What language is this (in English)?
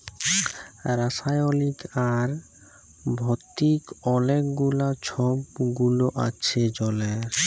Bangla